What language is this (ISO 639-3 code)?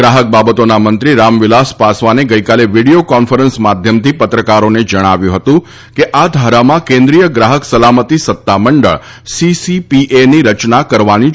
guj